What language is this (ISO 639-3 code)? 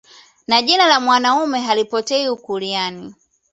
swa